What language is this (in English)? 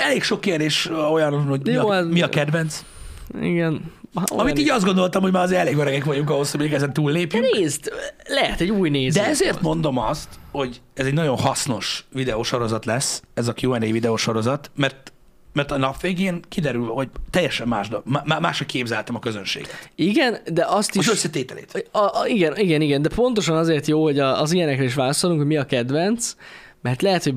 Hungarian